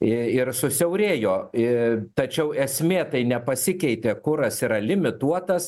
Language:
Lithuanian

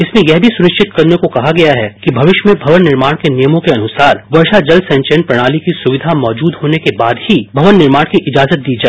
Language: Hindi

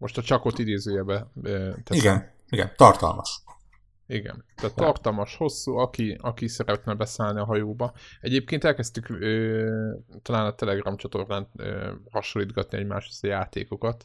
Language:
Hungarian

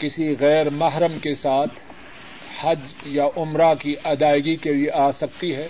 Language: Urdu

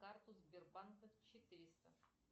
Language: Russian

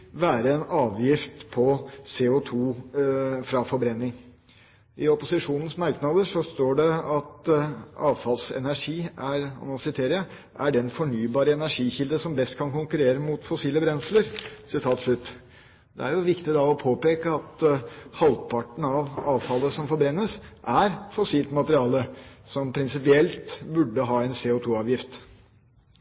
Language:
Norwegian Bokmål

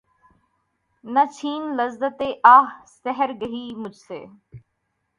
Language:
Urdu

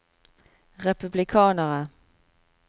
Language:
Norwegian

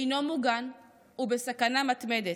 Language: Hebrew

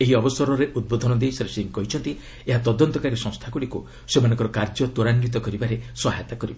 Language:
Odia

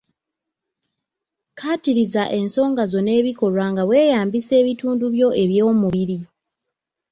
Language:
Ganda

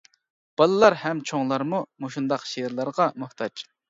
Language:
Uyghur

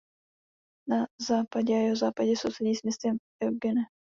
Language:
Czech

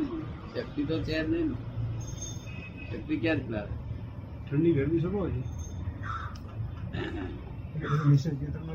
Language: Gujarati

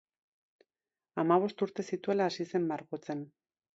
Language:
Basque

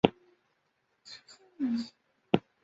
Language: Chinese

